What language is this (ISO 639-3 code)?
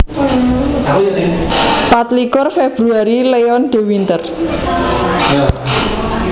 jav